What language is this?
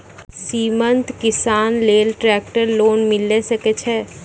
Maithili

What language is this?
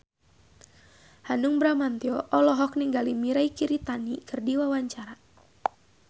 Sundanese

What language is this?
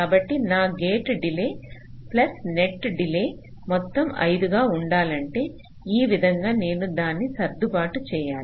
Telugu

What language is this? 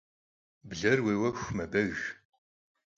Kabardian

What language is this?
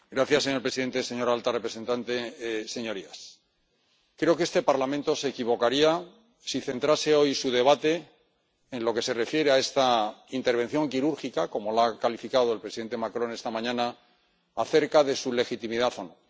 Spanish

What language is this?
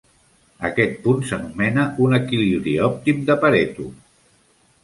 Catalan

